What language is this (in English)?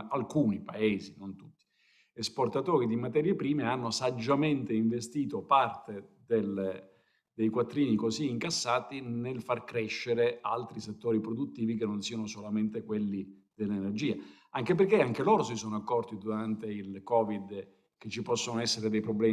Italian